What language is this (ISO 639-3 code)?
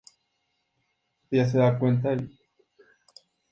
spa